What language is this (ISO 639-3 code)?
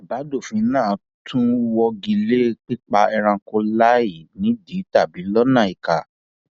yor